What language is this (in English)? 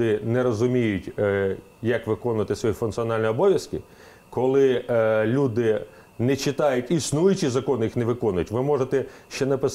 Ukrainian